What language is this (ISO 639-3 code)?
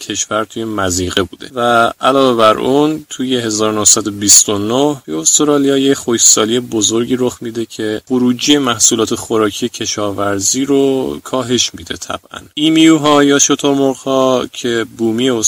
fas